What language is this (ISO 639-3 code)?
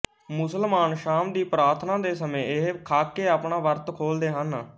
pan